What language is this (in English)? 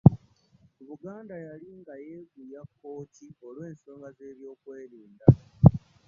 Ganda